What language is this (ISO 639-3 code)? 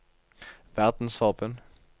nor